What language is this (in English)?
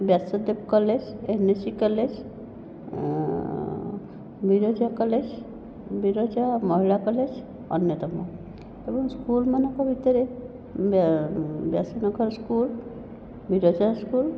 Odia